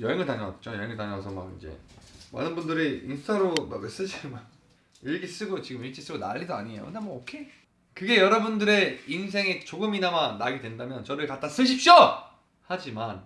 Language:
Korean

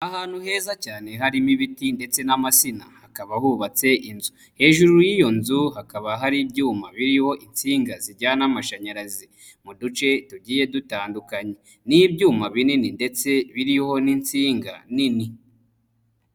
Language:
Kinyarwanda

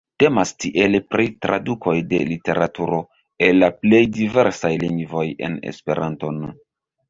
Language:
Esperanto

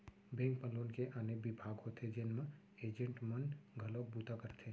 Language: Chhattisgarhi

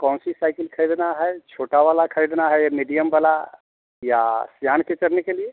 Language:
Hindi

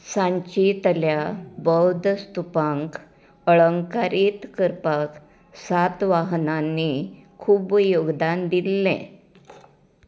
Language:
Konkani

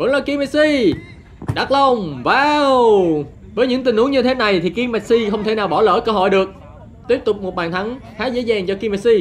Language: Vietnamese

